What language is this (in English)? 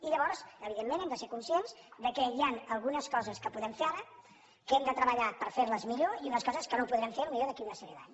Catalan